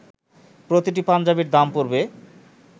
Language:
Bangla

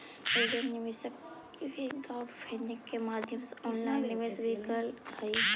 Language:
Magahi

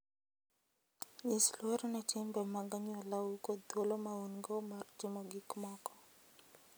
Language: Luo (Kenya and Tanzania)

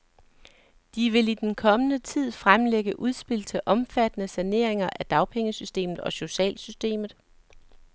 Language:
Danish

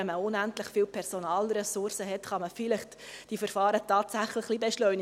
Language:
Swiss German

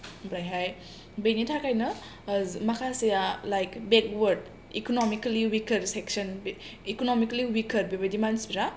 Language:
Bodo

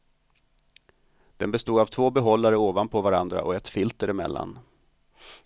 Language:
Swedish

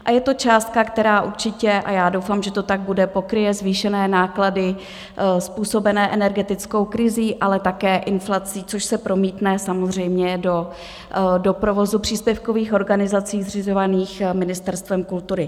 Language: Czech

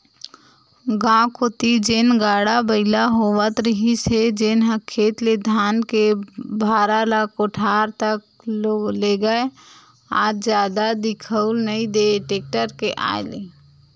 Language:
Chhattisgarhi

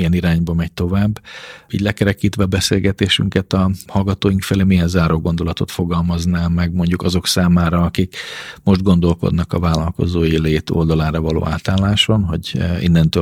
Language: Hungarian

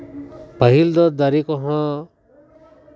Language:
Santali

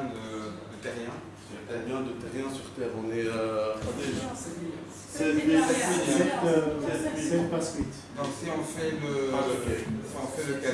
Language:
French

